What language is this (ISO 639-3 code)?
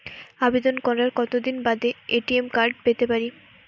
ben